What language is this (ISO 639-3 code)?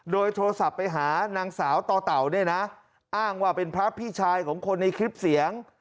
tha